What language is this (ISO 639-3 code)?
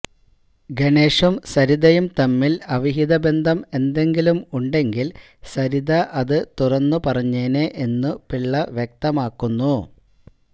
mal